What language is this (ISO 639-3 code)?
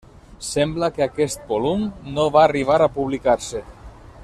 cat